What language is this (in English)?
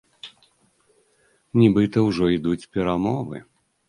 Belarusian